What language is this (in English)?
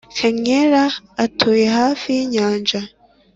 Kinyarwanda